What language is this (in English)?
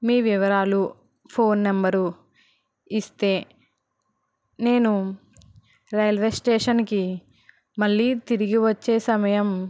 Telugu